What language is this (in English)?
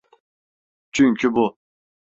Turkish